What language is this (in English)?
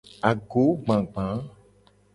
Gen